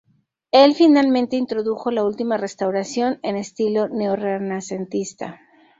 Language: Spanish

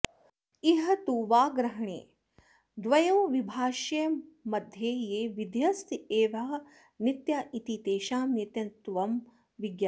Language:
Sanskrit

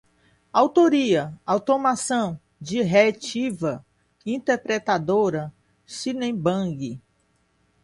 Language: Portuguese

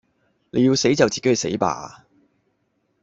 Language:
Cantonese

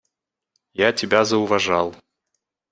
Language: Russian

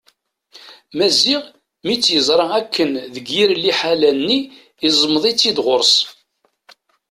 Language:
Kabyle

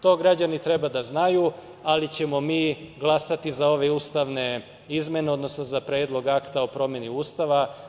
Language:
Serbian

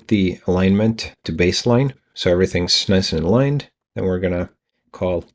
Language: English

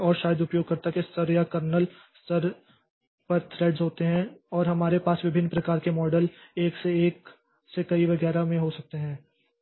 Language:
Hindi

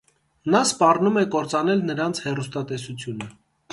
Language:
Armenian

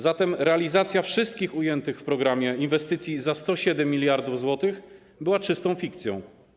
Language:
Polish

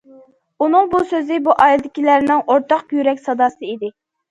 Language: Uyghur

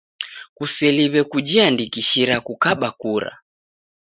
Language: Taita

